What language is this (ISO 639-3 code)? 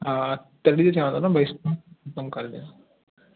snd